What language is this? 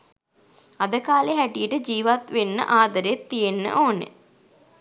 Sinhala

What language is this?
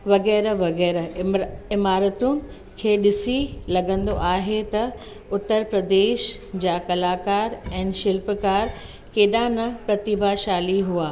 Sindhi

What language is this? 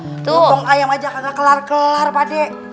Indonesian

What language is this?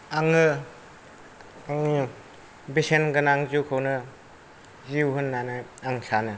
Bodo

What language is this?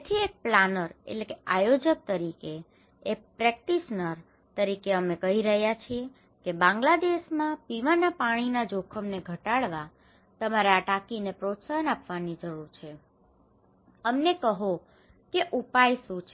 Gujarati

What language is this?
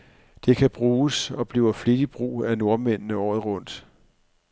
Danish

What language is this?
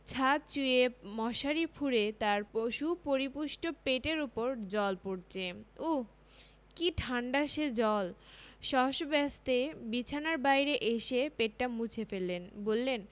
Bangla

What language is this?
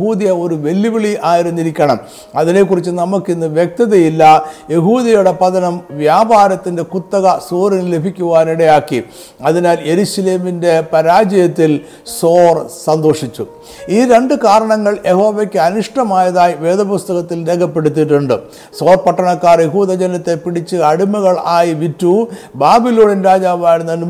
Malayalam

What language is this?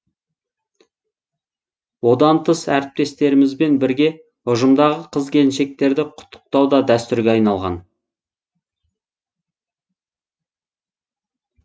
Kazakh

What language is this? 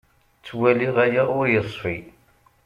Kabyle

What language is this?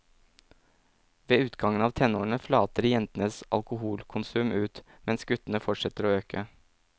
Norwegian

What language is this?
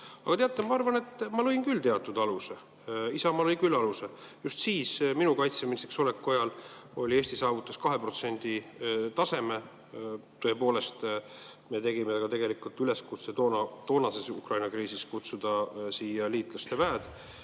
Estonian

